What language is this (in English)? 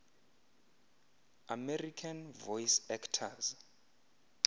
Xhosa